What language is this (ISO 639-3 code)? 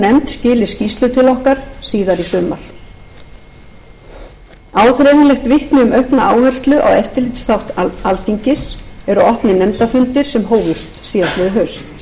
isl